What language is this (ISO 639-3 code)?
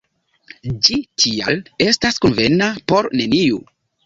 epo